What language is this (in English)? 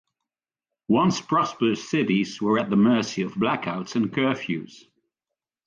English